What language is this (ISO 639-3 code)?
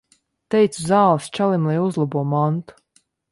lav